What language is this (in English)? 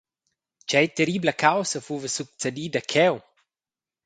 Romansh